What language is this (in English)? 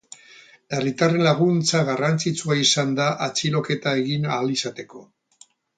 Basque